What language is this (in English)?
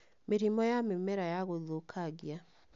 Kikuyu